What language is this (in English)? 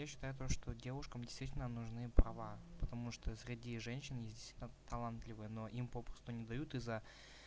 Russian